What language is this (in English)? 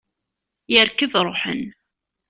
Kabyle